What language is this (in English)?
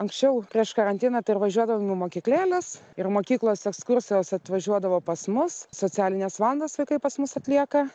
Lithuanian